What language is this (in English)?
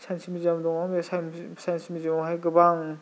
Bodo